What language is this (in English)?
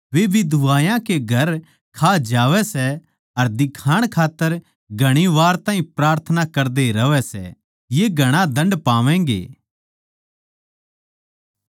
Haryanvi